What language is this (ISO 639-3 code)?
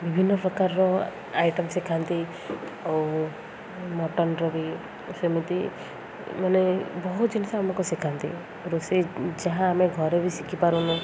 ori